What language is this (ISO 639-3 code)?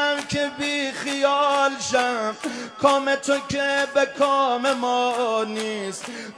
fas